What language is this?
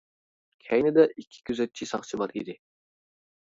Uyghur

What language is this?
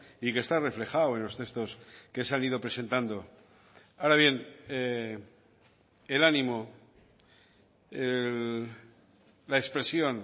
Spanish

